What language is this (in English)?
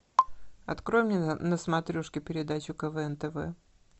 Russian